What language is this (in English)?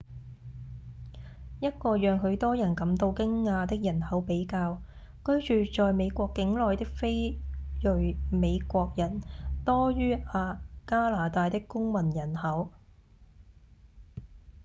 Cantonese